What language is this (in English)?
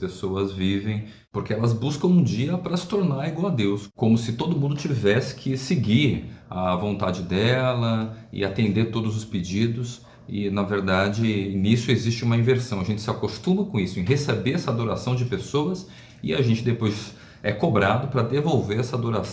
Portuguese